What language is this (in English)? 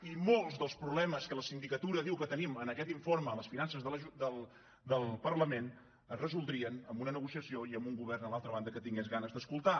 Catalan